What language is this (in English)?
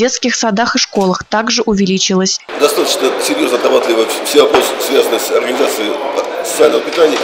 Russian